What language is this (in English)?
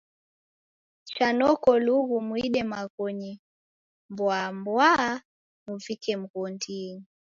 Taita